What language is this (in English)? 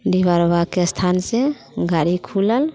Maithili